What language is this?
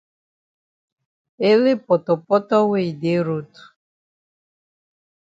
Cameroon Pidgin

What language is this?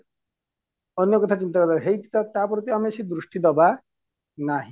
Odia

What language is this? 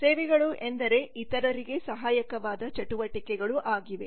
Kannada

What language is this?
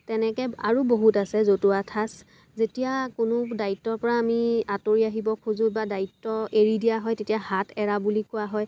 Assamese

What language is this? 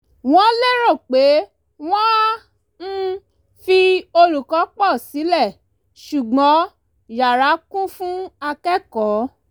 Yoruba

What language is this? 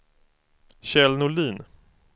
Swedish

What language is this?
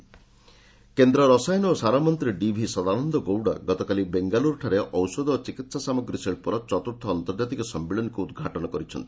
Odia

